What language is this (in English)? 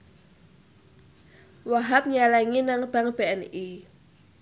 Javanese